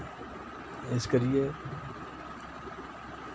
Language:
Dogri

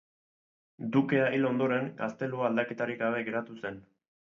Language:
Basque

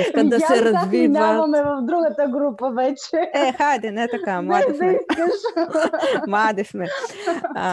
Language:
Bulgarian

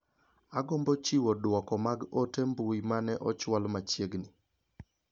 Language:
Luo (Kenya and Tanzania)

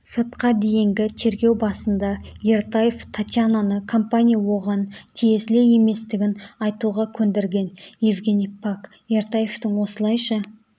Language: Kazakh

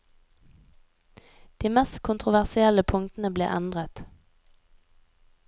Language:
Norwegian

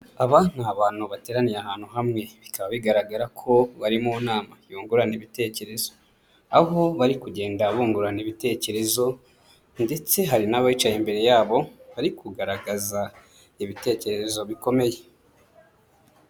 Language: Kinyarwanda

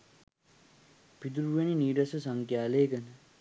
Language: Sinhala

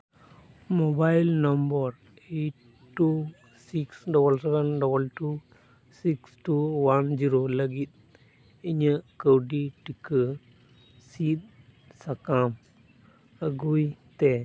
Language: Santali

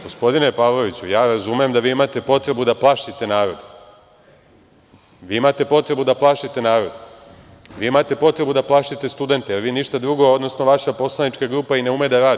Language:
Serbian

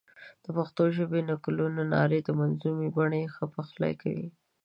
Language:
Pashto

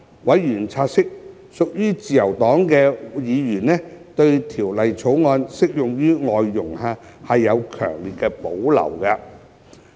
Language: Cantonese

